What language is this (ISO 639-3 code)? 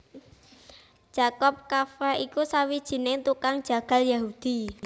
jav